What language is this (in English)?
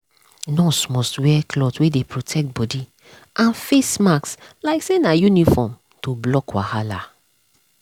Nigerian Pidgin